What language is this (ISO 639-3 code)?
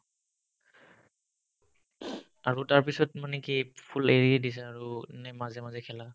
asm